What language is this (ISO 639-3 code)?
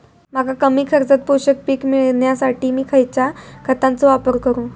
mar